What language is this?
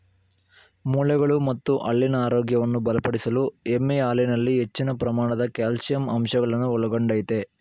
Kannada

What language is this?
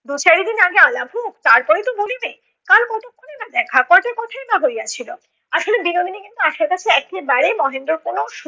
Bangla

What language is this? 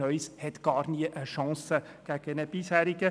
Swiss German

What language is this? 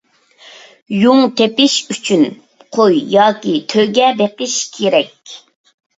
Uyghur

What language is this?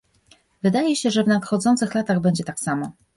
Polish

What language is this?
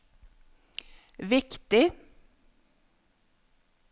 Norwegian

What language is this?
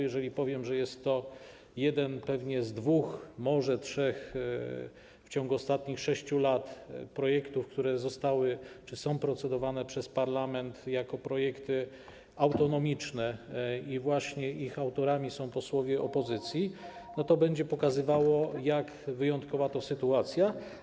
Polish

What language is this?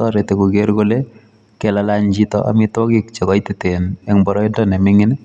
Kalenjin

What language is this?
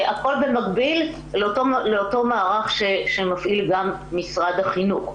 Hebrew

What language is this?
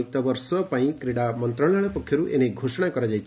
Odia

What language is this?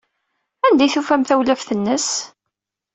Kabyle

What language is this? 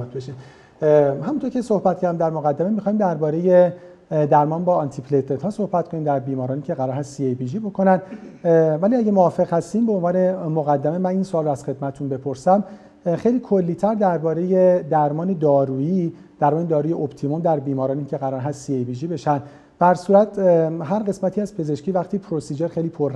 Persian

